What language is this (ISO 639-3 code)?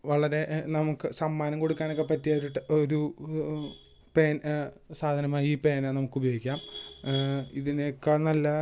mal